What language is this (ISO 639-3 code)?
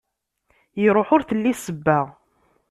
kab